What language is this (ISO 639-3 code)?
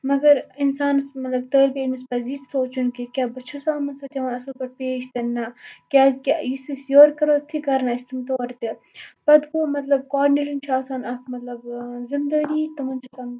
kas